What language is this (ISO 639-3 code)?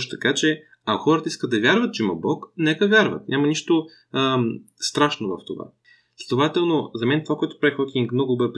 bul